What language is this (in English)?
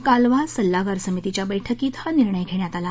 Marathi